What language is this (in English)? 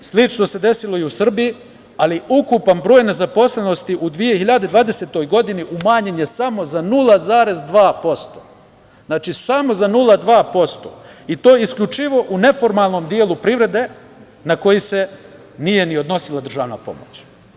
Serbian